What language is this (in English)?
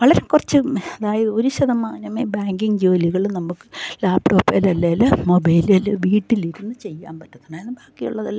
Malayalam